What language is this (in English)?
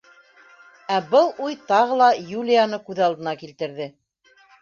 Bashkir